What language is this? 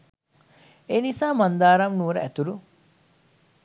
Sinhala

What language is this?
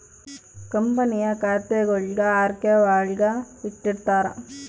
Kannada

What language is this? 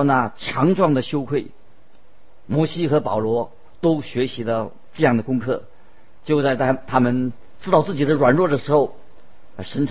Chinese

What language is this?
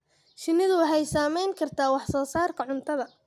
Somali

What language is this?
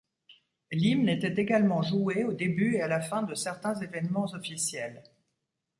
French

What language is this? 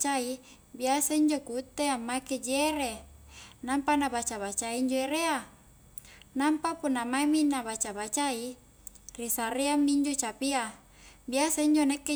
Highland Konjo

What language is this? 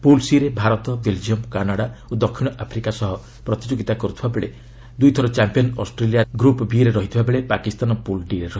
Odia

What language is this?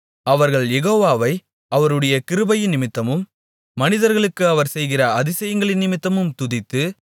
Tamil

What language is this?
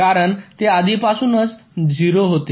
Marathi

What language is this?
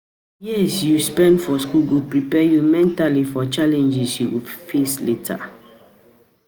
Nigerian Pidgin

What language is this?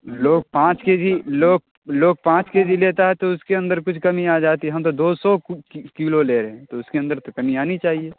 Urdu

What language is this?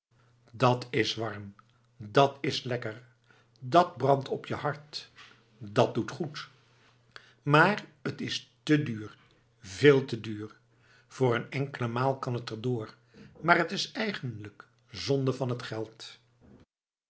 Dutch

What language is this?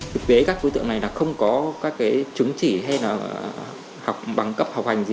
Vietnamese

